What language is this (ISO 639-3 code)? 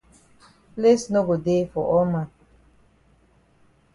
wes